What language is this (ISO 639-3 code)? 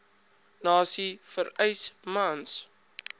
afr